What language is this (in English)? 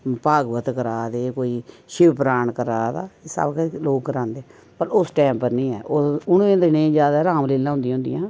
Dogri